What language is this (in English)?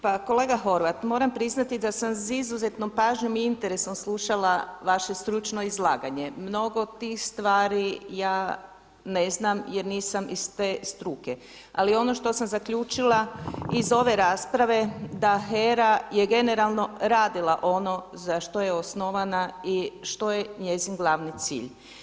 Croatian